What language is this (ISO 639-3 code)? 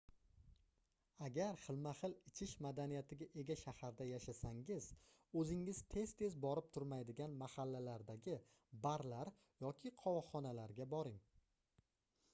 uzb